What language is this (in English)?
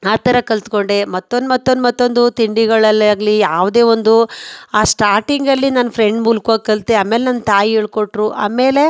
Kannada